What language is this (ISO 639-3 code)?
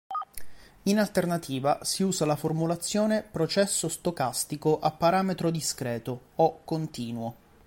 ita